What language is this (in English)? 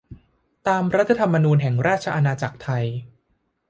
Thai